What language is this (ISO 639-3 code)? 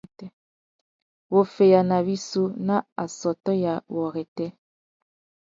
bag